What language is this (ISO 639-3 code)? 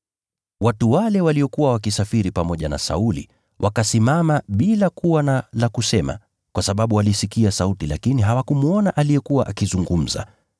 swa